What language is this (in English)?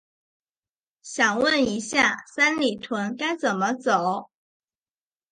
Chinese